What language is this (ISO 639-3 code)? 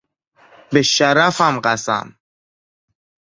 fas